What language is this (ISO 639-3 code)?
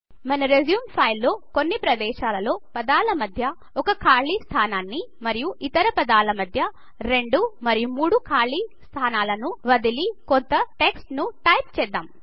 tel